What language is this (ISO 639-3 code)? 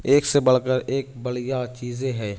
urd